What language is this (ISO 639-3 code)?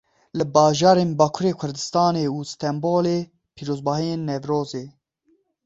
kur